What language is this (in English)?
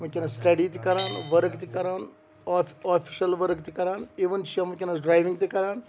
Kashmiri